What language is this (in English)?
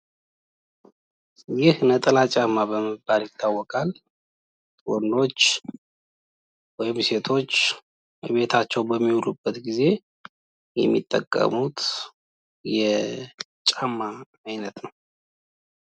Amharic